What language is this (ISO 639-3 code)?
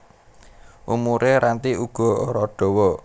jav